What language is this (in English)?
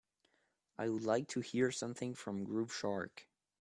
English